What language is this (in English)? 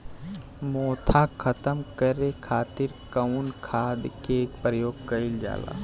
Bhojpuri